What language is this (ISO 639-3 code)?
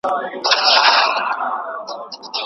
pus